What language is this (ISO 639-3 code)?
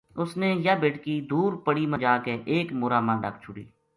gju